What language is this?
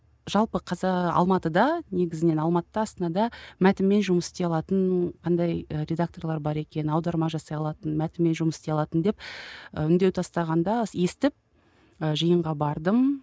Kazakh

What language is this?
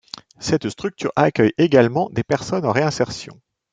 French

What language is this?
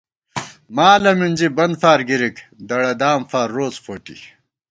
Gawar-Bati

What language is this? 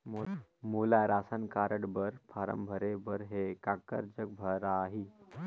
Chhattisgarhi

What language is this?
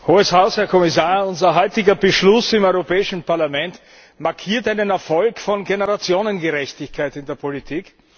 German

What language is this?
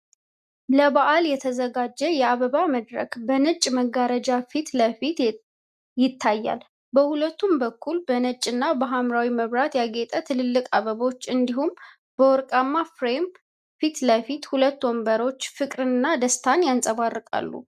Amharic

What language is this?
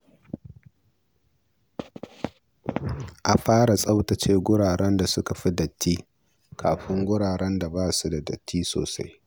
Hausa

